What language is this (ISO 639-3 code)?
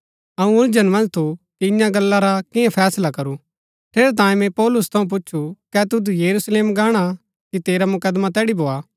gbk